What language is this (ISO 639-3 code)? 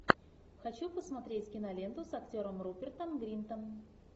rus